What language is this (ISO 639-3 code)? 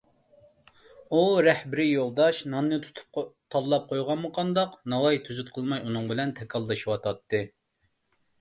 uig